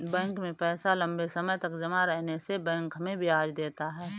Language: Hindi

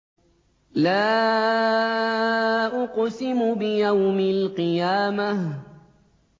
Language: Arabic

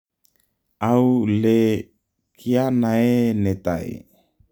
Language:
Kalenjin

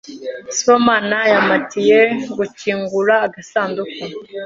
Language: Kinyarwanda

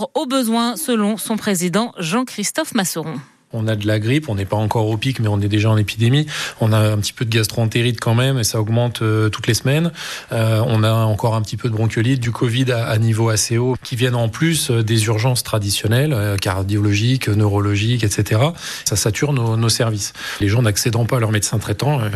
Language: French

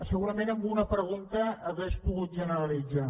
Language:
Catalan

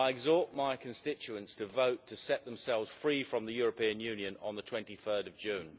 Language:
English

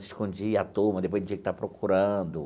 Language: Portuguese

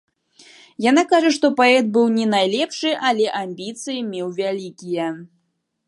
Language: Belarusian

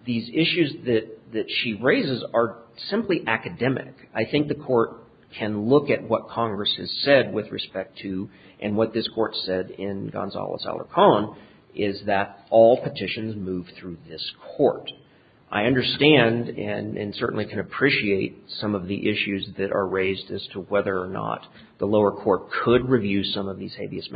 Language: English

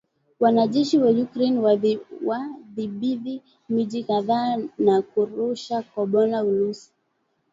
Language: Swahili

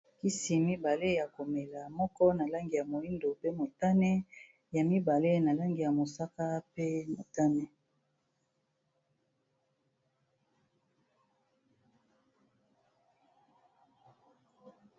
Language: Lingala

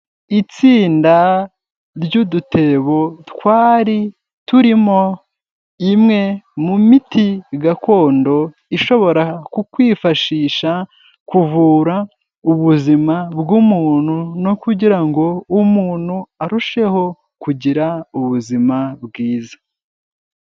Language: Kinyarwanda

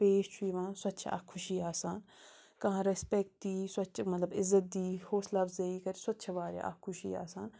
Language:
Kashmiri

